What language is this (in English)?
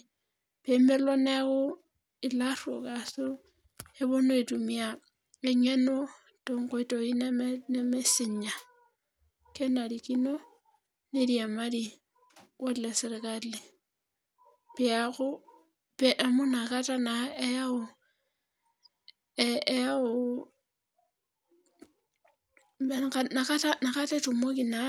Masai